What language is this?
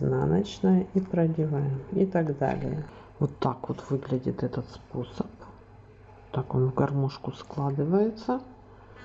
Russian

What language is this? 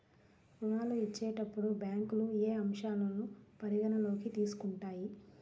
Telugu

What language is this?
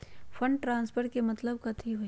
Magahi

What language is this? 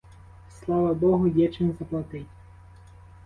Ukrainian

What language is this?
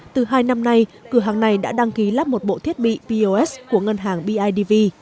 Vietnamese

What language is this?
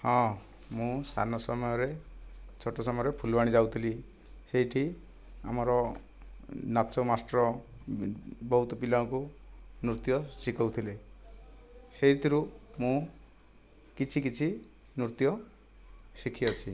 Odia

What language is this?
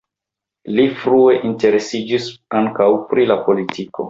Esperanto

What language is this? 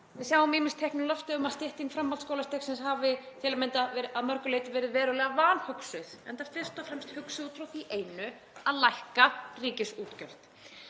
Icelandic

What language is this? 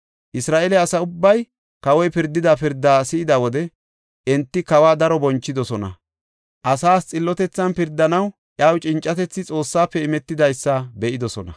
Gofa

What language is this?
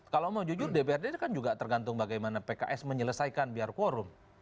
Indonesian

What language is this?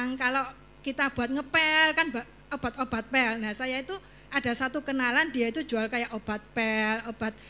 Indonesian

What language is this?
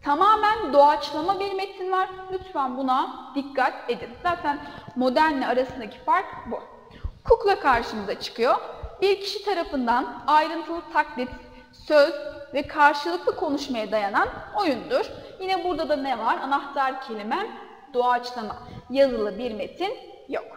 Turkish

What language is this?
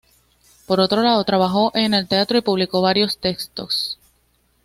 Spanish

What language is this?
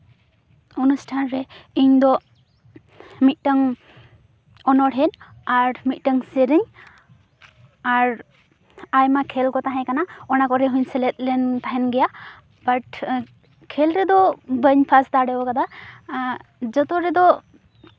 Santali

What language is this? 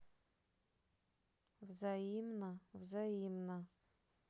Russian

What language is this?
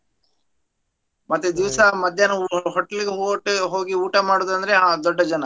Kannada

